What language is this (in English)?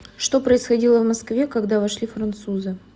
Russian